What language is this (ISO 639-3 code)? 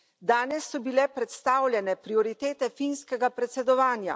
slv